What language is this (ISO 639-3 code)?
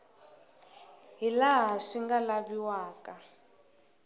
tso